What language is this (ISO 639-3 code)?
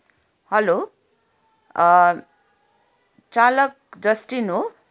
nep